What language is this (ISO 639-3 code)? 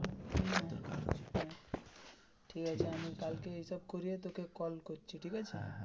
ben